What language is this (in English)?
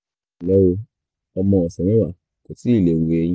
Yoruba